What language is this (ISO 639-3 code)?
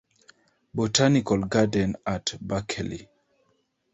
eng